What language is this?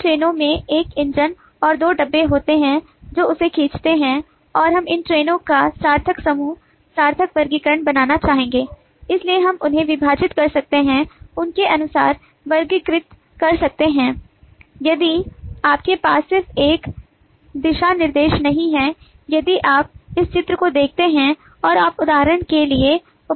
Hindi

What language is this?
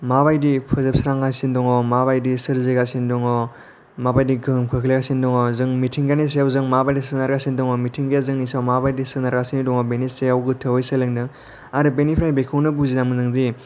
Bodo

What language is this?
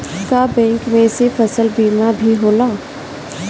Bhojpuri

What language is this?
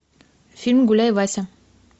Russian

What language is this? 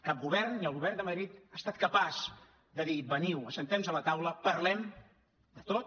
Catalan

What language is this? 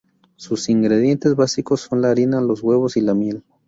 Spanish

